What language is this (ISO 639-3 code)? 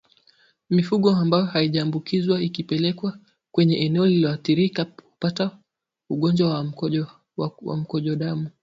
swa